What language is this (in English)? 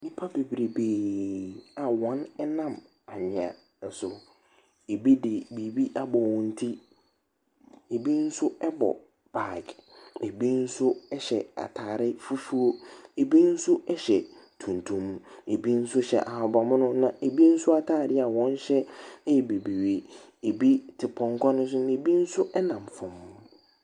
Akan